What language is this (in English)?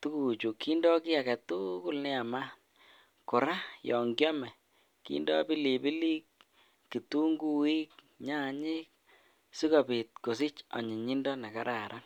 Kalenjin